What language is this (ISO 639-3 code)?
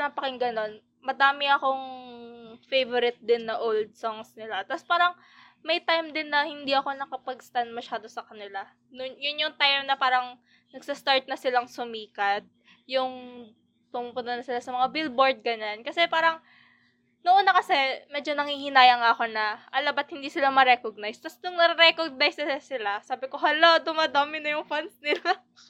fil